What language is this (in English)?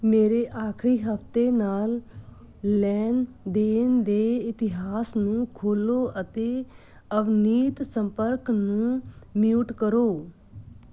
Punjabi